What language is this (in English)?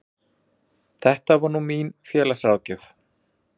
Icelandic